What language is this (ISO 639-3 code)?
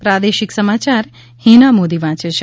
guj